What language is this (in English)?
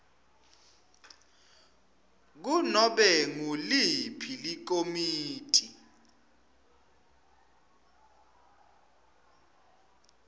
Swati